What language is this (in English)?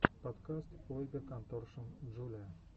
Russian